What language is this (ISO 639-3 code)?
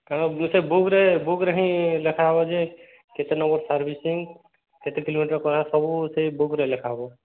ori